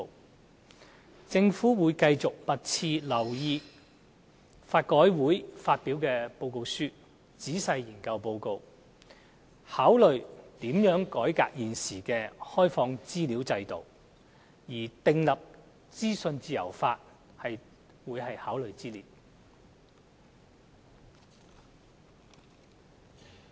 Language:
Cantonese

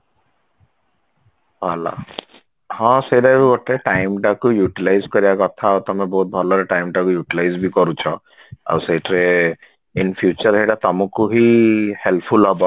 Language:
Odia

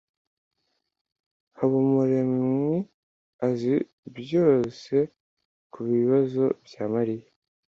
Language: Kinyarwanda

